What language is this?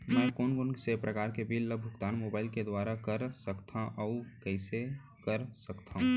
Chhattisgarhi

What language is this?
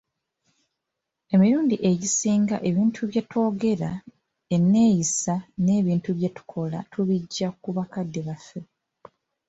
Ganda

